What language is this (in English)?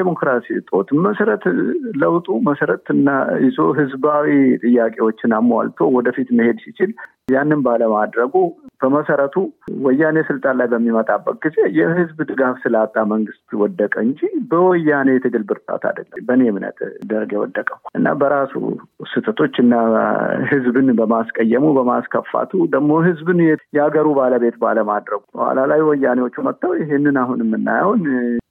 Amharic